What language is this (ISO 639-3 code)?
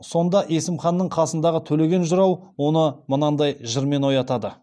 kaz